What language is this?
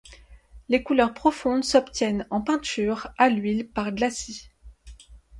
French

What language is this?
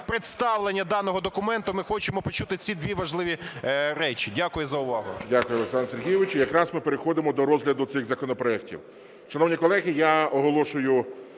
Ukrainian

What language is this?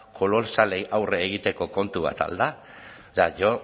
Basque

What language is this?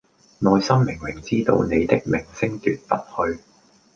Cantonese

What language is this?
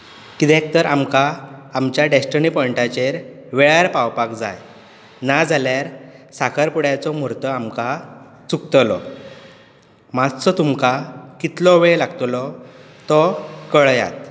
Konkani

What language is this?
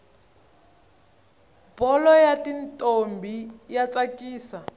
Tsonga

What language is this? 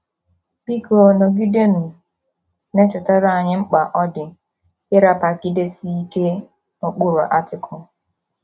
Igbo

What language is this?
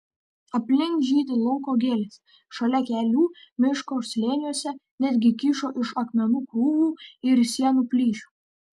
Lithuanian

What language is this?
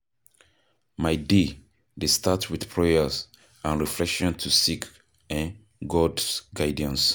Nigerian Pidgin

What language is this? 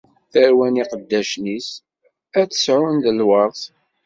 Kabyle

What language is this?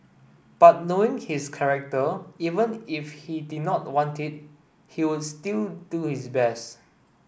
English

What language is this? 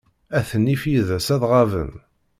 Kabyle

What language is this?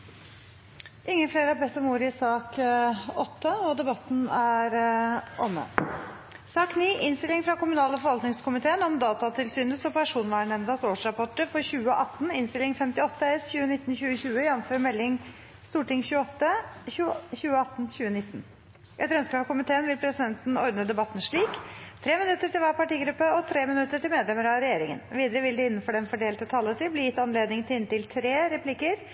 Norwegian Bokmål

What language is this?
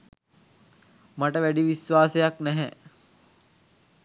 Sinhala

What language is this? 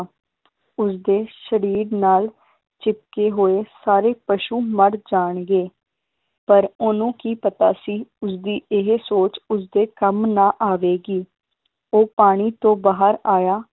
Punjabi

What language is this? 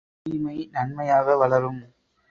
Tamil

